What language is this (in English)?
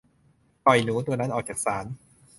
Thai